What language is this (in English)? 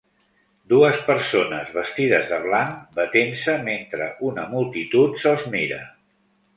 Catalan